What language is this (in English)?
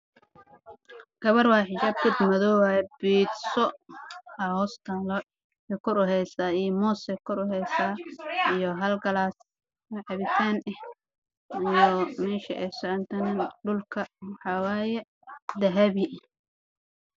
Somali